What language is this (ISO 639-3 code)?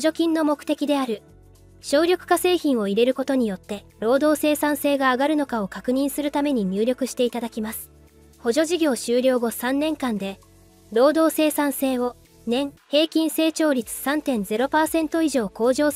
jpn